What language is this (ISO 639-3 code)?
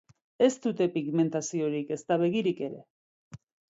eus